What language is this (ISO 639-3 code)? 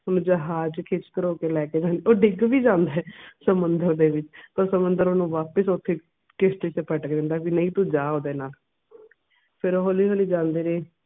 pan